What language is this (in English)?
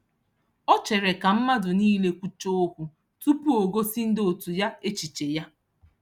Igbo